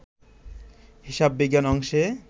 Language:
Bangla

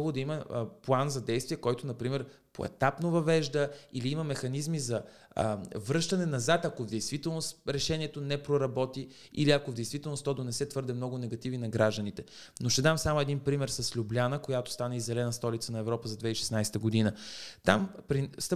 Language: Bulgarian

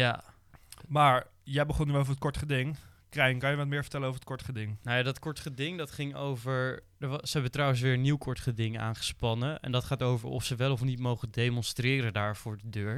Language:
Dutch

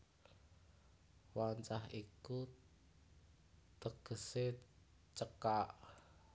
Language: Javanese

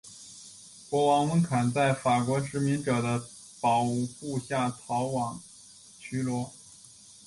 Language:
Chinese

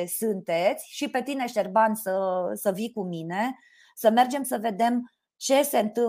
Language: Romanian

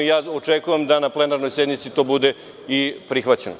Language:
Serbian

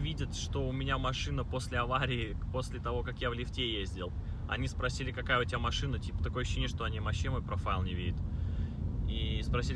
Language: Russian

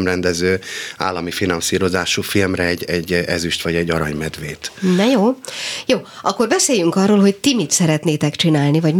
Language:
Hungarian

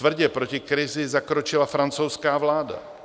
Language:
Czech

